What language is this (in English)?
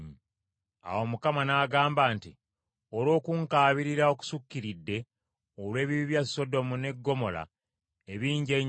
Ganda